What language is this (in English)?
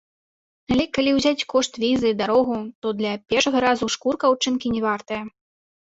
Belarusian